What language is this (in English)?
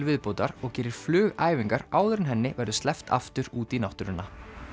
Icelandic